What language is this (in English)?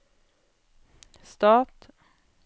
Norwegian